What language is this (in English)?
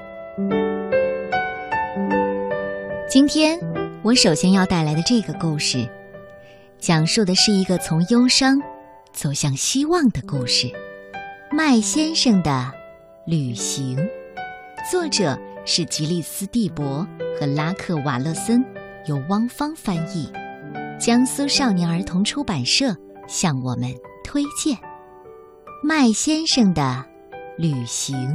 Chinese